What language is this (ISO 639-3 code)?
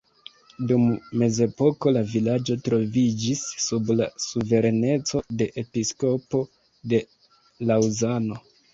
epo